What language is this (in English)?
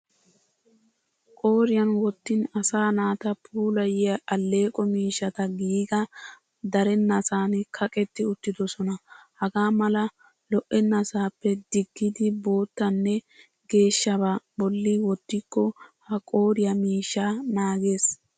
Wolaytta